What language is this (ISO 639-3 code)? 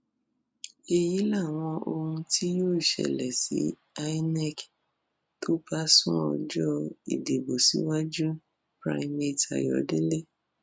yor